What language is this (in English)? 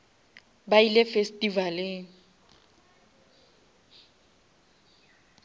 Northern Sotho